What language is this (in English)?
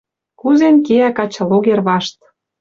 Western Mari